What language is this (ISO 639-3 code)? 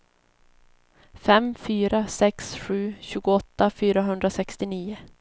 swe